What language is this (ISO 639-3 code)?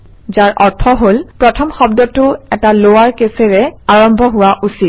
asm